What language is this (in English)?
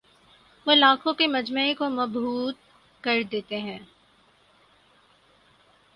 Urdu